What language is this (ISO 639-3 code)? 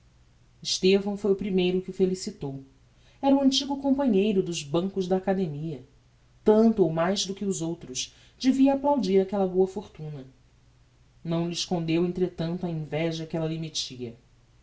por